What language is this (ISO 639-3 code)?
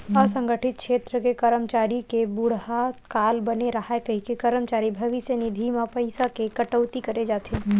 hne